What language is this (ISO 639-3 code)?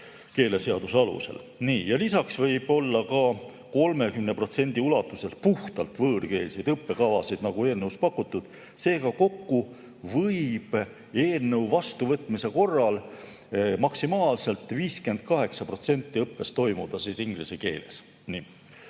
est